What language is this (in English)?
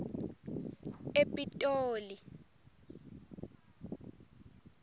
Swati